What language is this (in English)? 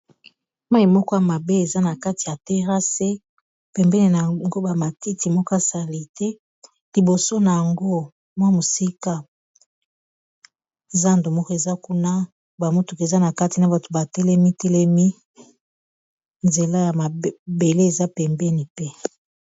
Lingala